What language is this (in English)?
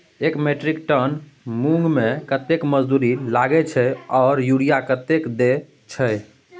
Maithili